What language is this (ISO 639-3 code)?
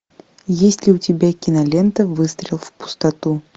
rus